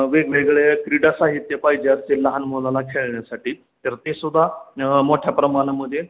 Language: Marathi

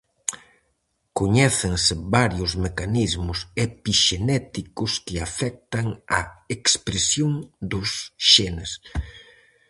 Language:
Galician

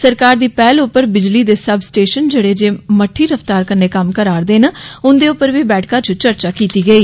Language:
Dogri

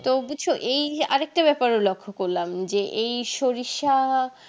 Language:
Bangla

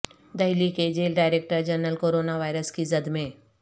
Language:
Urdu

